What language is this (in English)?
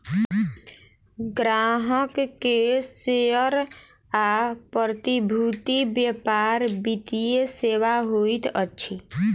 Maithili